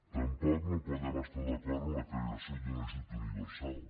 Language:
Catalan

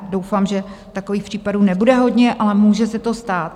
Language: Czech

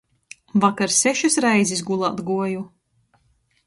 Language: Latgalian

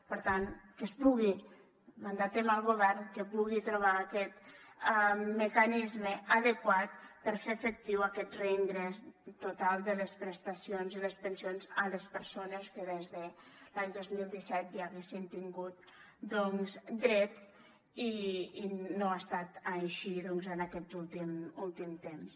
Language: Catalan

